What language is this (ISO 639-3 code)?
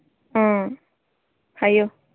mni